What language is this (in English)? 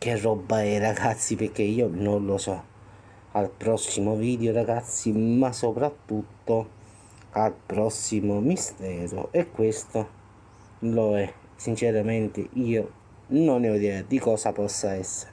Italian